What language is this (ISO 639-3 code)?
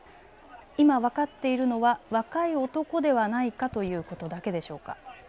jpn